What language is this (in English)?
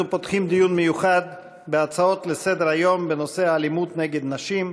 Hebrew